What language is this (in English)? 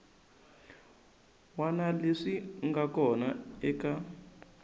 Tsonga